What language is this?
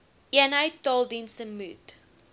Afrikaans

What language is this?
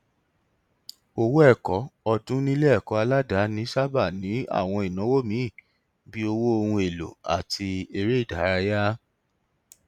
Yoruba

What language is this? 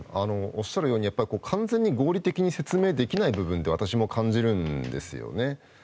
Japanese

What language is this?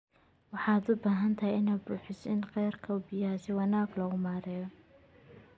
Somali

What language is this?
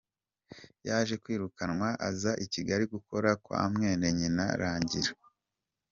Kinyarwanda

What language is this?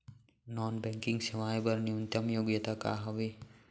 Chhattisgarhi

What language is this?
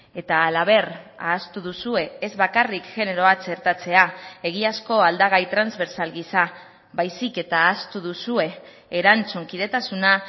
Basque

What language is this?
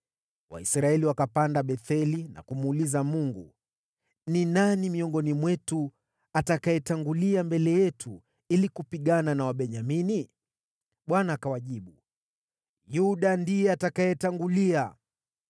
Swahili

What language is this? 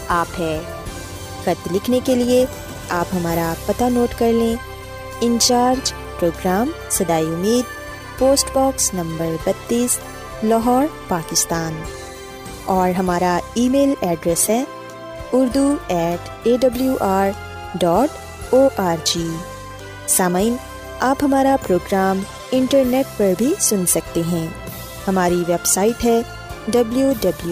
Urdu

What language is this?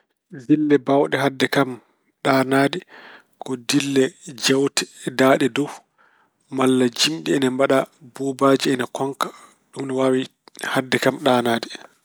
Fula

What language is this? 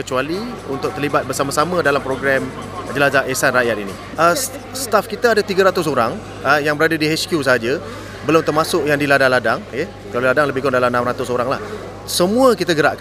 Malay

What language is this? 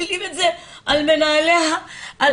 Hebrew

